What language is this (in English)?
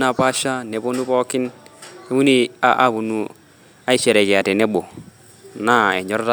Masai